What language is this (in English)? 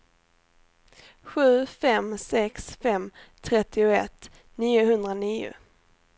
Swedish